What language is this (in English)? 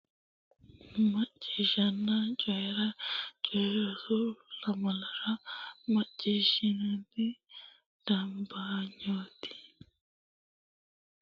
Sidamo